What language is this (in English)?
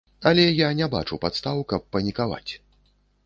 Belarusian